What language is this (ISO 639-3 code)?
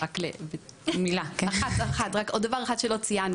heb